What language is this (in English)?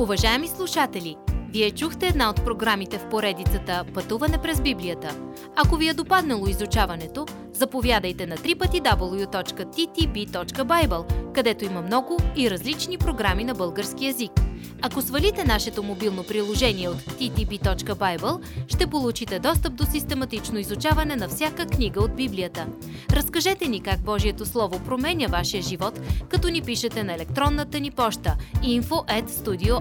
Bulgarian